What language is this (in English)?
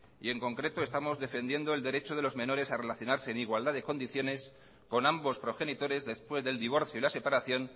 Spanish